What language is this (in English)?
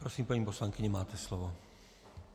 Czech